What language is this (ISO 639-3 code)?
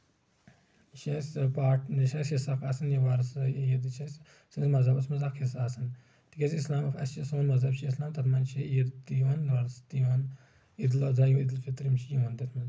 kas